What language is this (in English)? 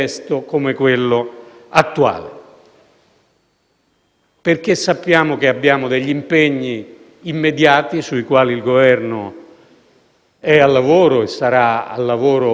Italian